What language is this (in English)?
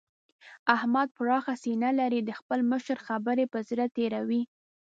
Pashto